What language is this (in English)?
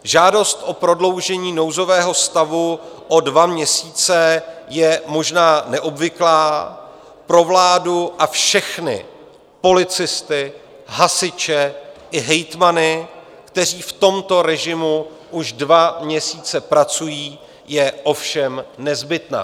Czech